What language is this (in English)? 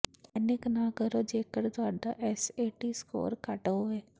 Punjabi